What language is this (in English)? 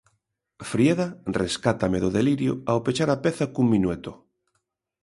Galician